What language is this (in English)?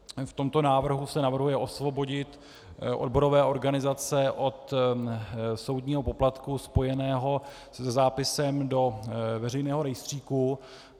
Czech